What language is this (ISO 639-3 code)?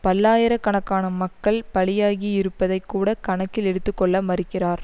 tam